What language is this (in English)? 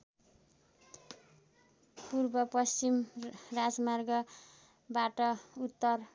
Nepali